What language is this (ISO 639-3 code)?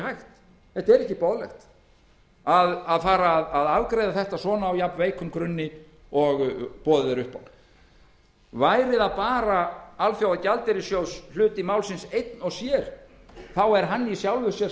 isl